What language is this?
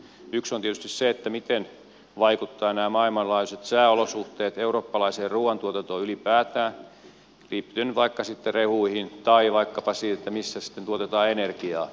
Finnish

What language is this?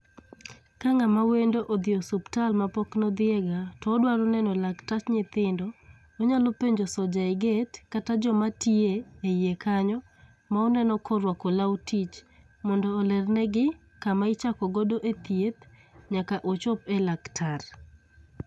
Luo (Kenya and Tanzania)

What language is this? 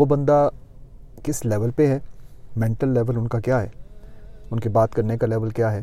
Urdu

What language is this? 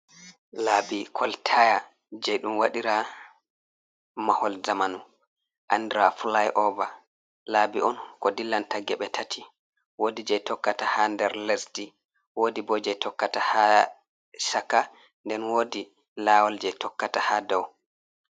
Fula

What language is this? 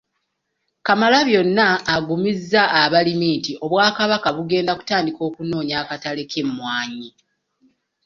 Ganda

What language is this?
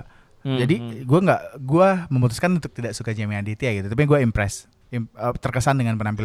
Indonesian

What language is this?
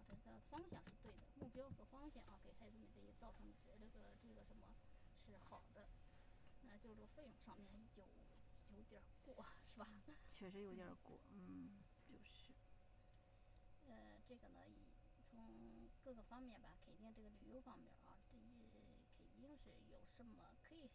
Chinese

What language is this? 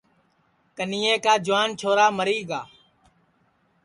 Sansi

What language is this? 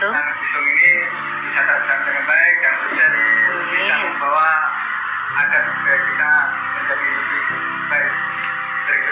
Indonesian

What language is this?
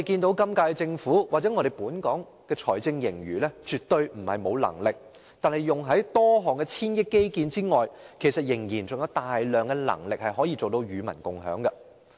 Cantonese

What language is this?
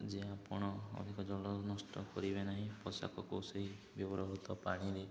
Odia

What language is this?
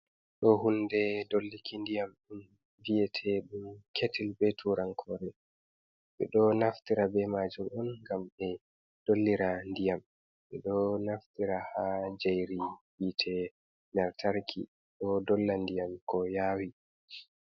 Fula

